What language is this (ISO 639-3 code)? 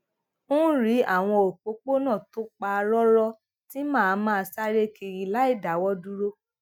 yor